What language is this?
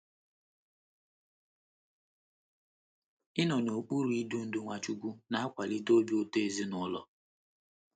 Igbo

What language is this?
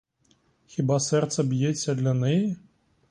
Ukrainian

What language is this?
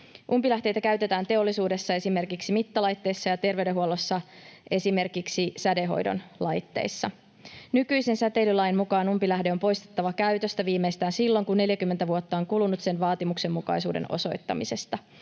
Finnish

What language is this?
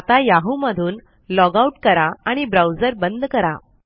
Marathi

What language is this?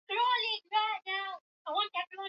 Swahili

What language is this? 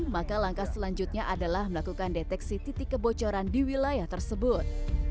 Indonesian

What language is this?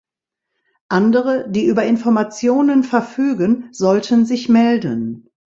German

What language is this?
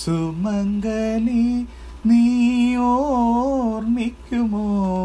Malayalam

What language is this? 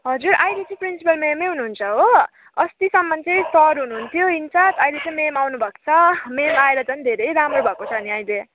Nepali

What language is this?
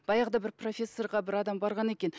Kazakh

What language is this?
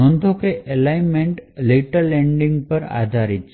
Gujarati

